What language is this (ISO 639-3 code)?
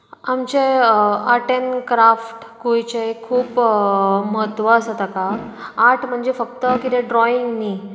kok